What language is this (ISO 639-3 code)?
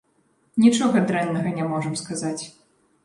bel